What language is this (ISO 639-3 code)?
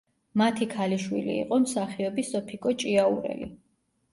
kat